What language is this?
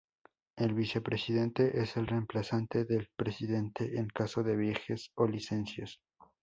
Spanish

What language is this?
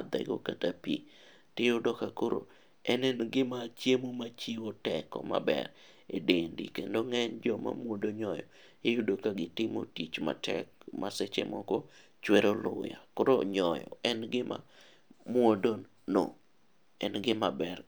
Luo (Kenya and Tanzania)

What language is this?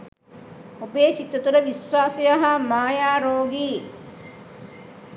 Sinhala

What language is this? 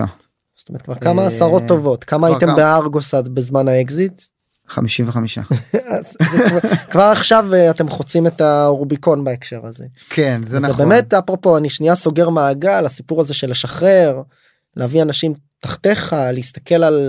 Hebrew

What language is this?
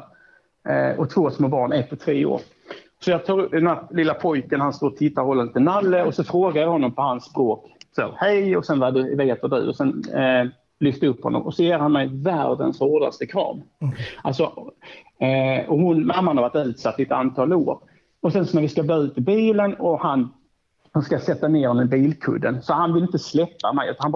Swedish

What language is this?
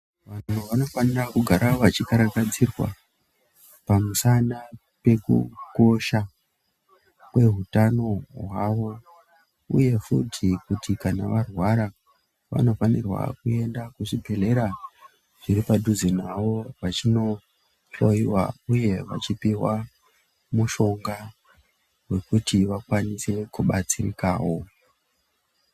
Ndau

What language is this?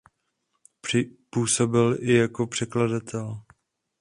Czech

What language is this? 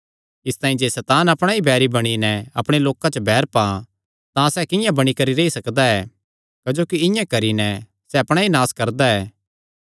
Kangri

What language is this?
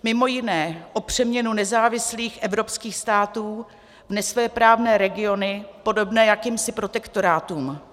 Czech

